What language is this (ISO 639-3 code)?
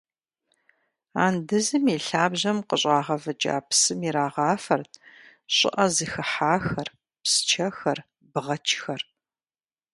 kbd